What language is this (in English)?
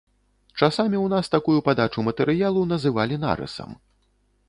Belarusian